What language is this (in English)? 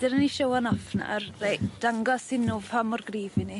Welsh